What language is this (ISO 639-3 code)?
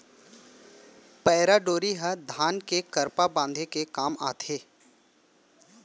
hne